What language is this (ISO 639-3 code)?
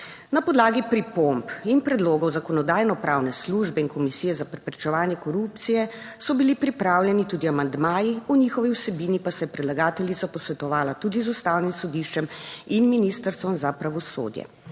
slv